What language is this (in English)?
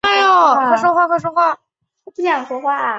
Chinese